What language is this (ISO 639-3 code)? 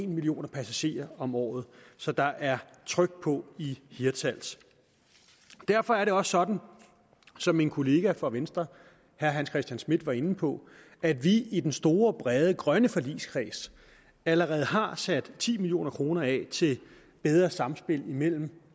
dan